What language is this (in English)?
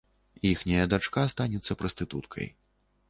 Belarusian